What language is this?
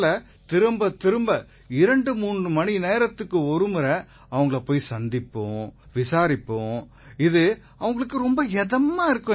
Tamil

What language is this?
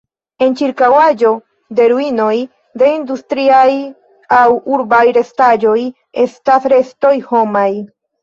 Esperanto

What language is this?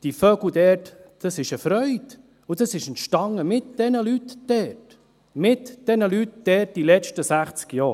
Swiss German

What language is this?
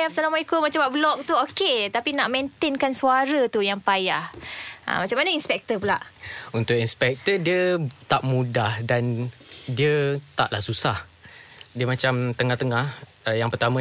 Malay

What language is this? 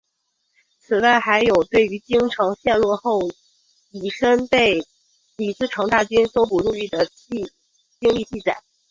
Chinese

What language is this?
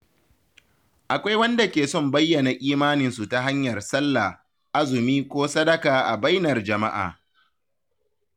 Hausa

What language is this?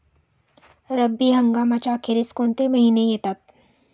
Marathi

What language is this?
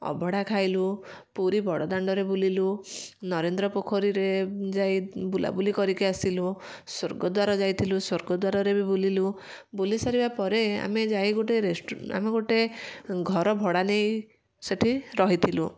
Odia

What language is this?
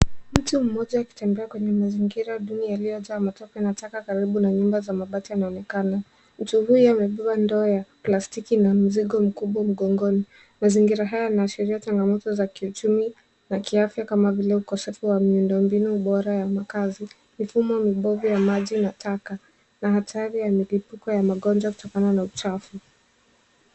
Swahili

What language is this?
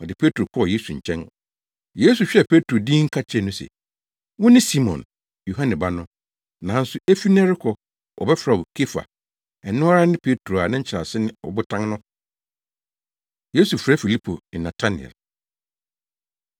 Akan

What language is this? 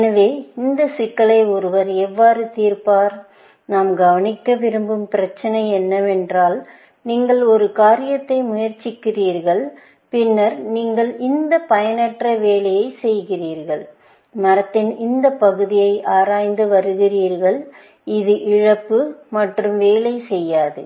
Tamil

